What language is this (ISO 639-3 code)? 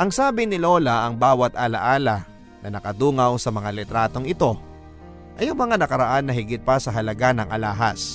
fil